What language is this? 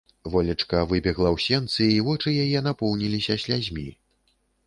Belarusian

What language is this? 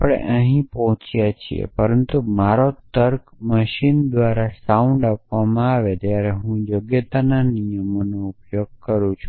Gujarati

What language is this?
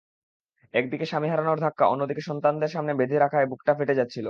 Bangla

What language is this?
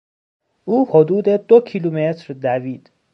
Persian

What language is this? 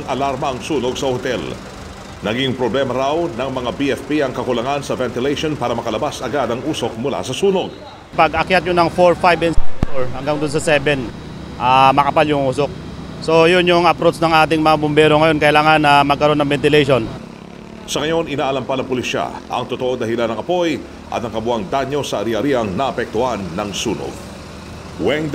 Filipino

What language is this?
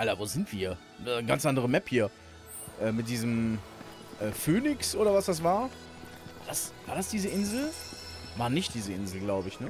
German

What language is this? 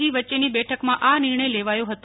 Gujarati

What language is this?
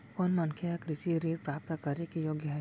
Chhattisgarhi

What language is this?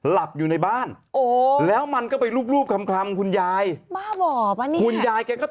Thai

